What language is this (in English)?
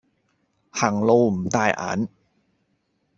Cantonese